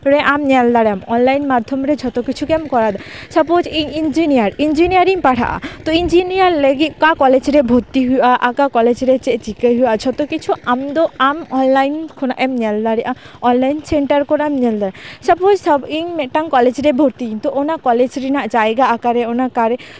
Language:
Santali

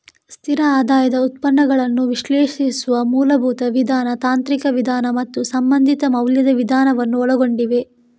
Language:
Kannada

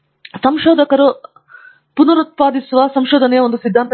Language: Kannada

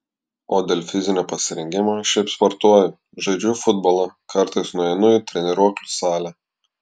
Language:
Lithuanian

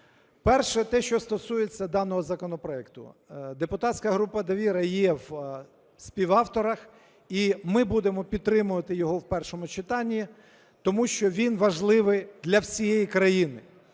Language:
Ukrainian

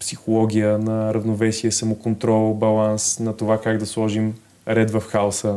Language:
Bulgarian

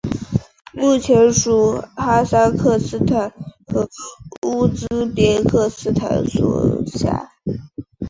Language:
Chinese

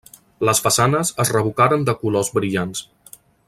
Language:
Catalan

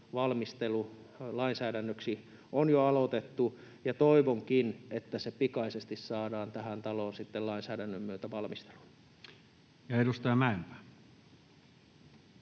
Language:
Finnish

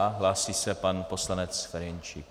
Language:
Czech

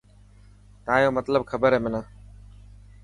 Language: Dhatki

